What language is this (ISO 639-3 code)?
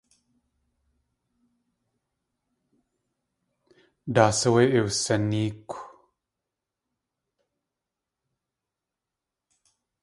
tli